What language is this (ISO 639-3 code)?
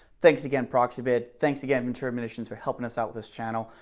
eng